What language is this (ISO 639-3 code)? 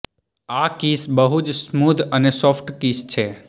guj